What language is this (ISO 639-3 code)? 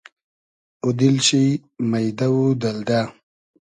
haz